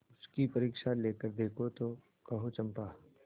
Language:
Hindi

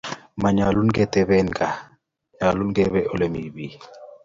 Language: Kalenjin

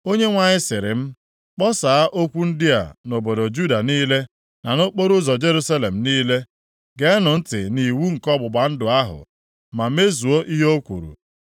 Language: Igbo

